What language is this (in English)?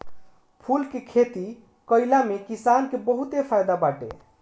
Bhojpuri